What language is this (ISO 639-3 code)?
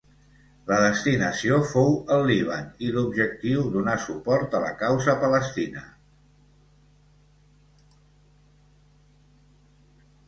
cat